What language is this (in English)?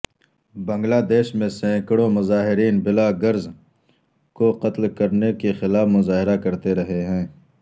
Urdu